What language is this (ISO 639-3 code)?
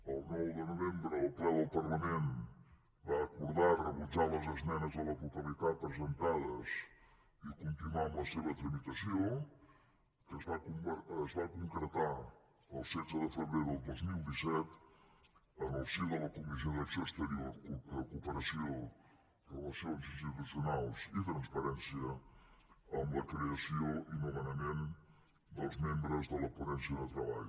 cat